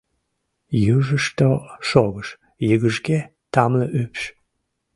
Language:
Mari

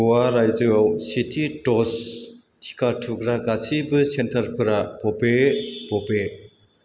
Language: Bodo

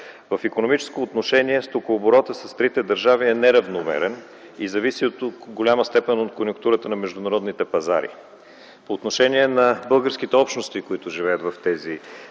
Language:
Bulgarian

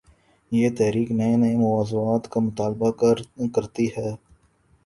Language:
Urdu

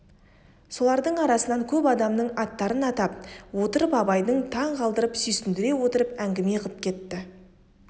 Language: Kazakh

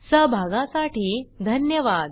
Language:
Marathi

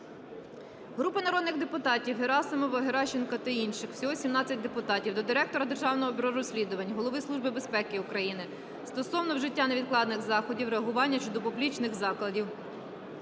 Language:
Ukrainian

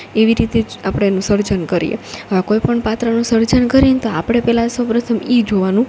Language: Gujarati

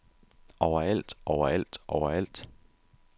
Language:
Danish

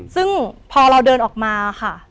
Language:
Thai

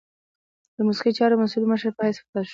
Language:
Pashto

